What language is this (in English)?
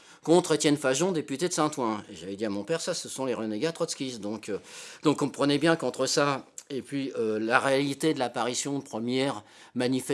French